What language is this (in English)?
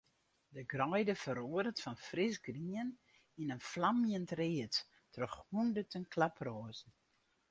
Western Frisian